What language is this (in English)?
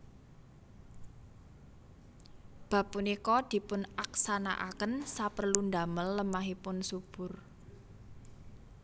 Javanese